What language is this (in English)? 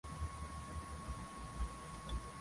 Swahili